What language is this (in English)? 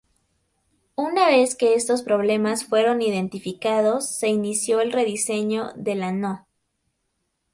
Spanish